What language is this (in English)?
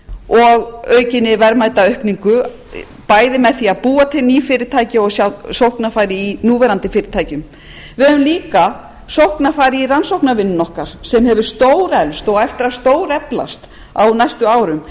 Icelandic